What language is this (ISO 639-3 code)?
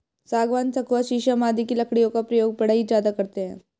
hin